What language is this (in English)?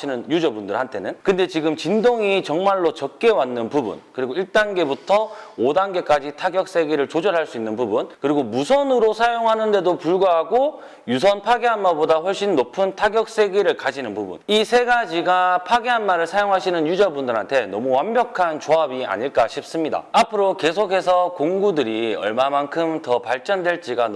Korean